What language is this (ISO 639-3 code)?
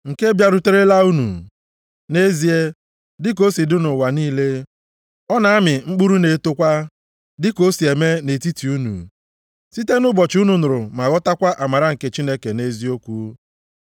ibo